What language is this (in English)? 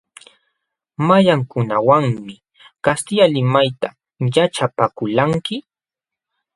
Jauja Wanca Quechua